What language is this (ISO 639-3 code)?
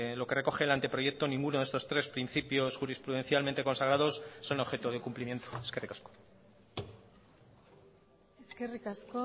spa